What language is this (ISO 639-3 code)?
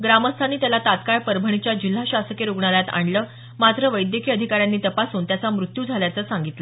mar